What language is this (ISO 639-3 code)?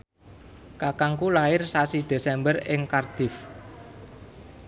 jav